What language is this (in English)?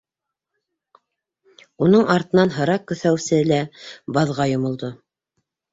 Bashkir